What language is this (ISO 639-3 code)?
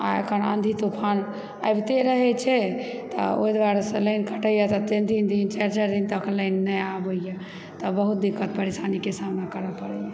mai